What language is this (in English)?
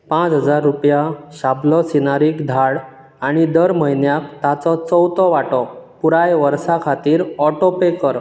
Konkani